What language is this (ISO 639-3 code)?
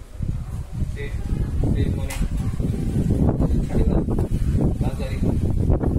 ind